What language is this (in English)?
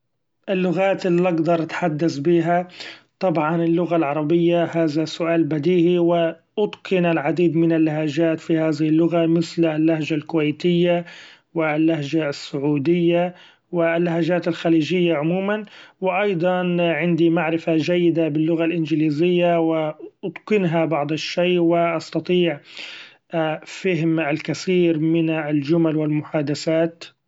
Gulf Arabic